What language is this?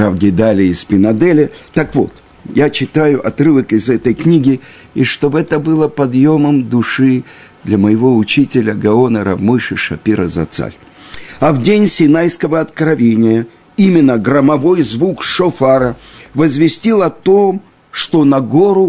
Russian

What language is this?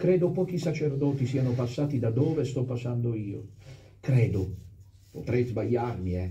Italian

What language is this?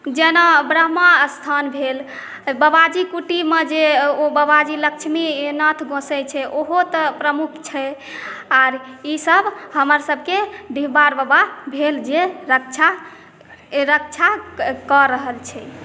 Maithili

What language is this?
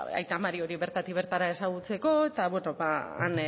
Basque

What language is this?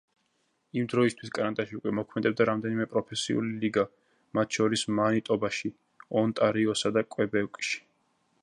Georgian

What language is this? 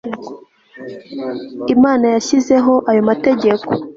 Kinyarwanda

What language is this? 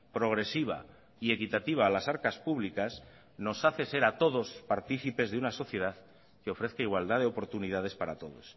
Spanish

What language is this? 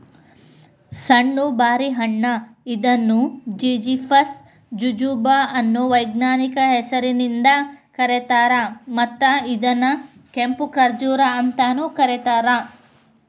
Kannada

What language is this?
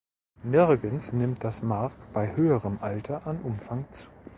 German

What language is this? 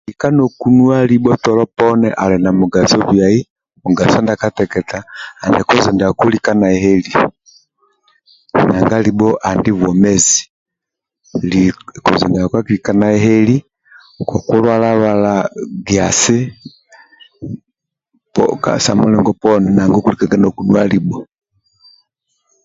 Amba (Uganda)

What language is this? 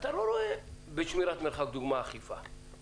Hebrew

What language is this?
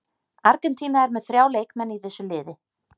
Icelandic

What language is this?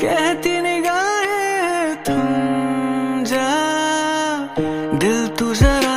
Hindi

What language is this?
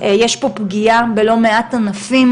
Hebrew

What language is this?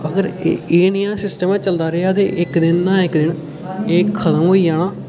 Dogri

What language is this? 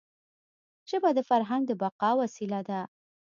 Pashto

